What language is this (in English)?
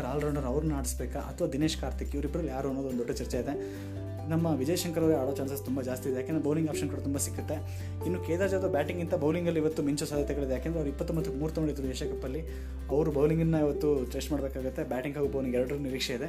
Kannada